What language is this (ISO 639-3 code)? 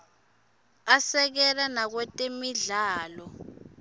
ssw